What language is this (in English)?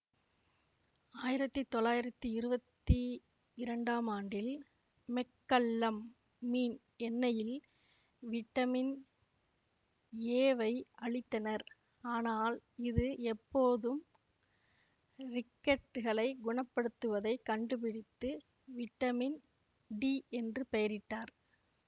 Tamil